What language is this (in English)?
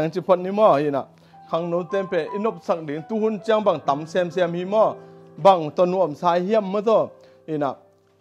Dutch